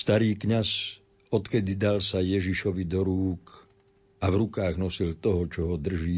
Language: Slovak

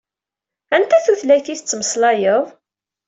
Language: Kabyle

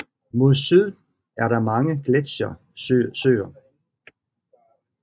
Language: Danish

